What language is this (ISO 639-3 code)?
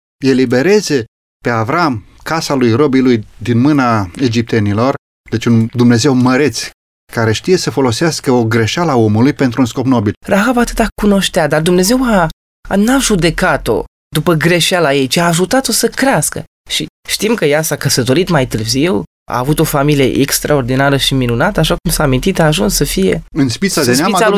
ron